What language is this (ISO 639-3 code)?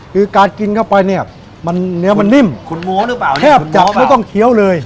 tha